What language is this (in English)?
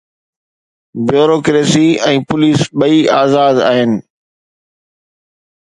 Sindhi